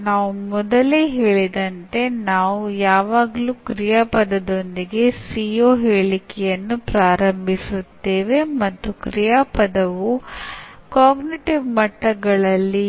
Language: Kannada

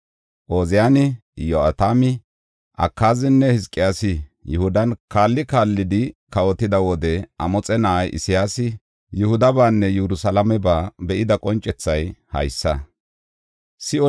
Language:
Gofa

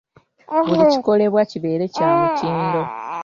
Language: Ganda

